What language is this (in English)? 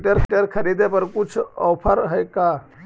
Magahi